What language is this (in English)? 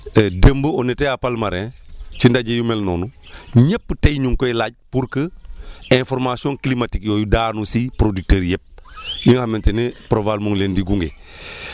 Wolof